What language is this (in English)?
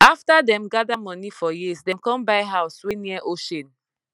Nigerian Pidgin